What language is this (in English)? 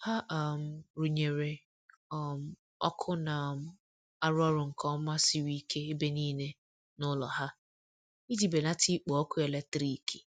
Igbo